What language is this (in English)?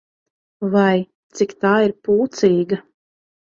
Latvian